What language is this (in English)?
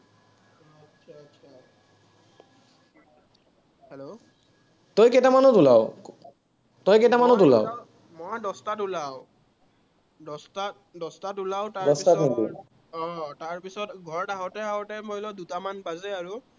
Assamese